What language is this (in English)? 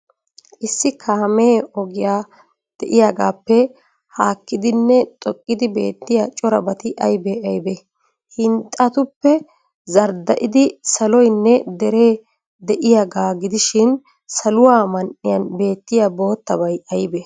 Wolaytta